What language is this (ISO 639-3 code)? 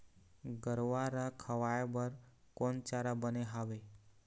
hne